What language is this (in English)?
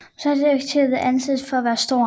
Danish